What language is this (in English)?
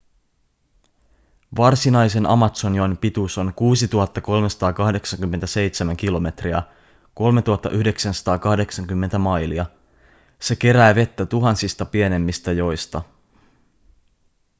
Finnish